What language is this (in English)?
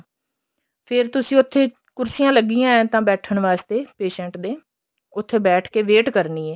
Punjabi